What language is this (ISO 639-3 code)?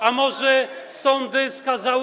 pol